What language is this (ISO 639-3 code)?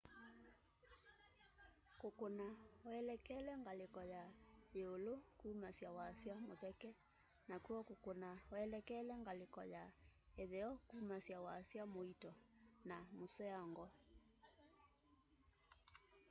kam